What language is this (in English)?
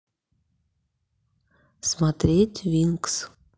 Russian